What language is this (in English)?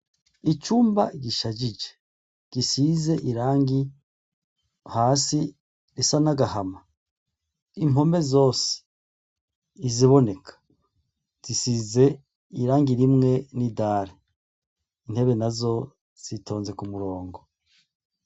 Rundi